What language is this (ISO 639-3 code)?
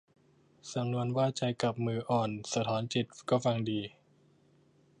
tha